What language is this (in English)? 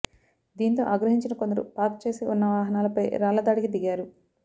Telugu